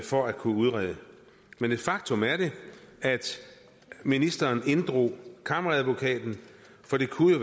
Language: Danish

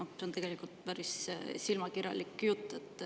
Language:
Estonian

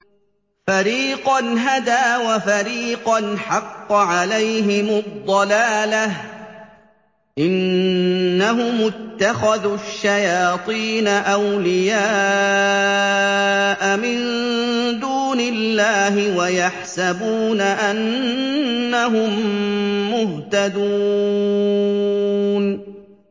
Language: Arabic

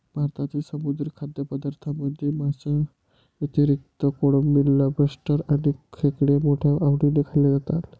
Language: Marathi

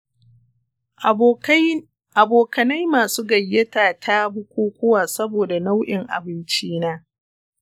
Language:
Hausa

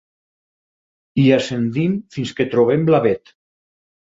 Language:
Catalan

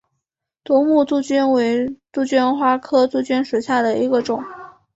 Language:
Chinese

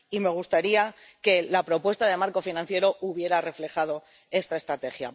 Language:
Spanish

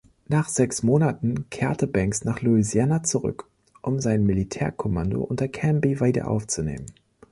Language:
German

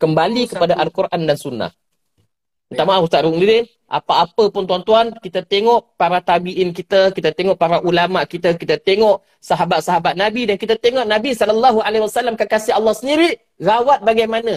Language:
Malay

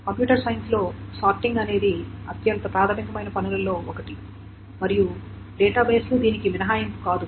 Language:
Telugu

